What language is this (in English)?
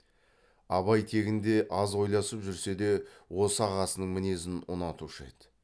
Kazakh